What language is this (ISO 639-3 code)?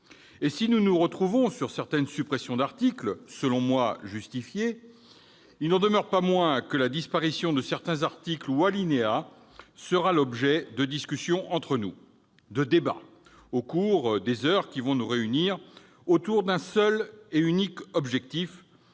fra